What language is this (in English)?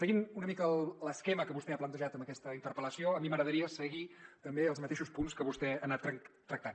Catalan